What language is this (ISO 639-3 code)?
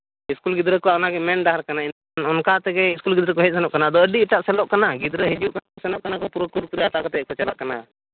sat